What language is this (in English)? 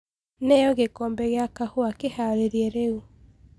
Kikuyu